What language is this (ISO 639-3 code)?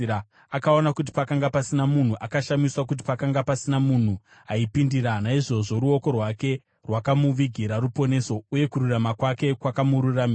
sna